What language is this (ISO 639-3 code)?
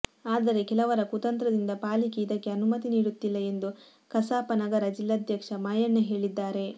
kan